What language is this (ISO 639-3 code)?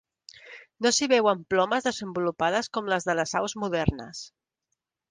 cat